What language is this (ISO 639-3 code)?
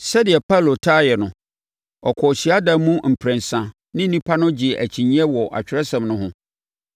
aka